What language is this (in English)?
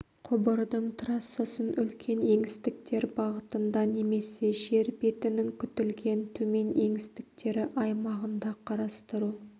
Kazakh